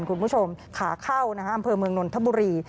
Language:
Thai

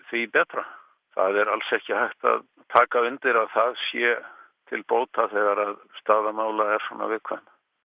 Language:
Icelandic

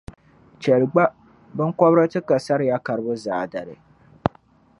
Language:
Dagbani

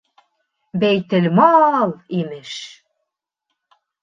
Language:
Bashkir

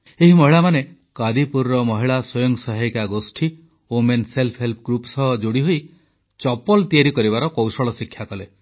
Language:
Odia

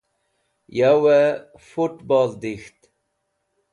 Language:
Wakhi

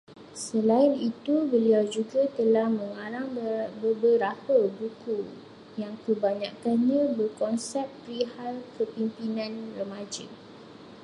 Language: Malay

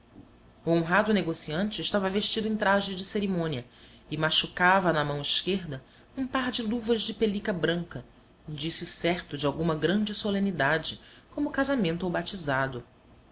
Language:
Portuguese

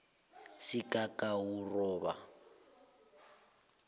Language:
South Ndebele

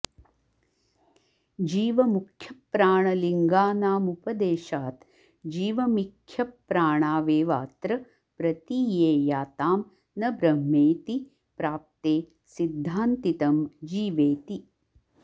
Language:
Sanskrit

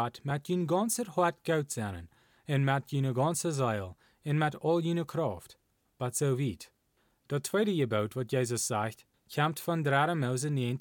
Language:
Dutch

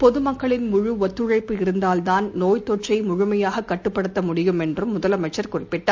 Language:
Tamil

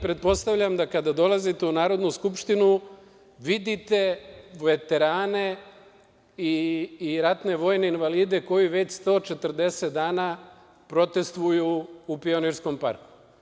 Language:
Serbian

